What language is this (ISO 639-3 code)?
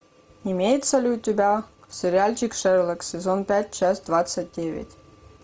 rus